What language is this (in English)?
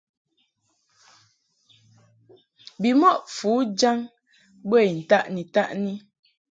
Mungaka